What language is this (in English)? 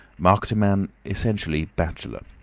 English